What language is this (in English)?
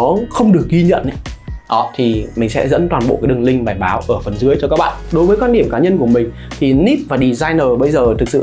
Vietnamese